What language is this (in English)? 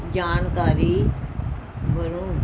Punjabi